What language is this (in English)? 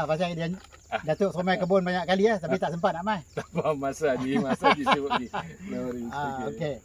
Malay